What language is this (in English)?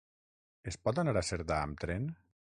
Catalan